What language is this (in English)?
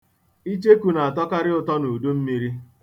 Igbo